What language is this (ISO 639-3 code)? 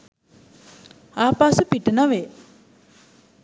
sin